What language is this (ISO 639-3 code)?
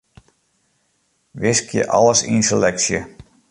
fry